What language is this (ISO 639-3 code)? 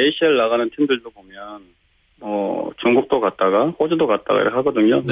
kor